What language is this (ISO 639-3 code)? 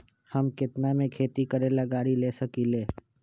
mag